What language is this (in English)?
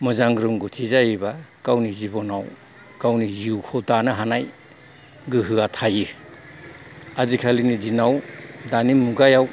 Bodo